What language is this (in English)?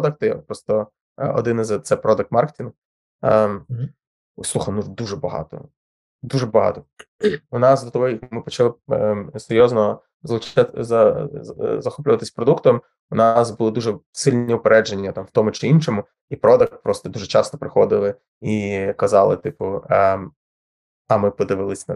Ukrainian